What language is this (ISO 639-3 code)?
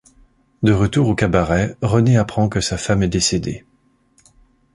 fra